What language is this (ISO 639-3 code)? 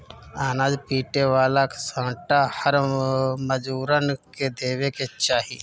bho